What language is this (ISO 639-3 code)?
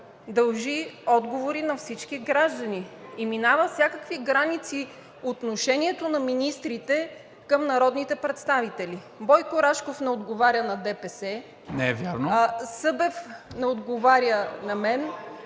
bul